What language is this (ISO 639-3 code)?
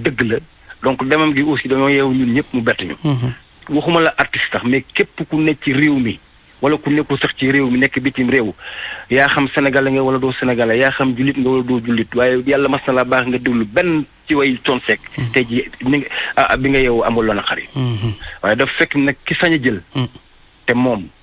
fra